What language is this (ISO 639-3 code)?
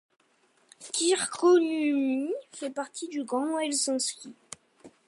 fra